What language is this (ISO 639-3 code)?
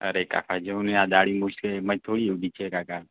guj